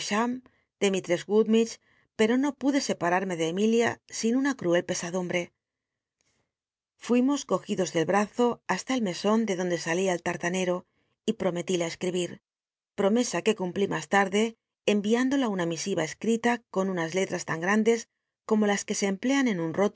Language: Spanish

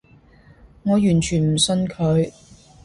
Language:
Cantonese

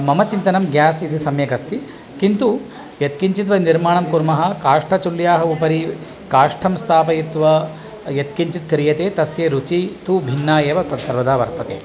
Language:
Sanskrit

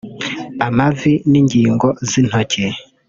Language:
Kinyarwanda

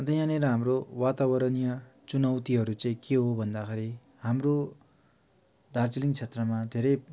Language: Nepali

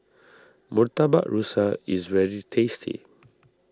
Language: English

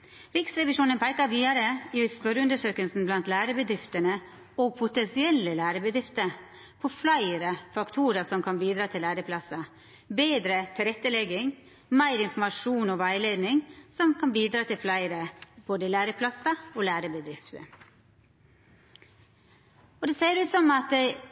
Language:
Norwegian Nynorsk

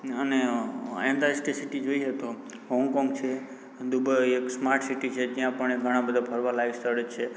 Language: Gujarati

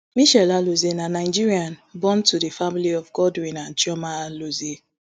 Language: Nigerian Pidgin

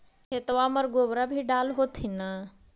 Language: Magahi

